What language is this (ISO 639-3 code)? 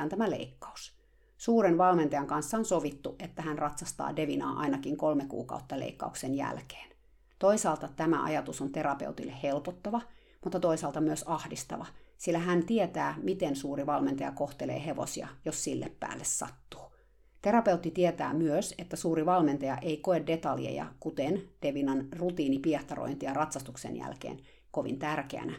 fin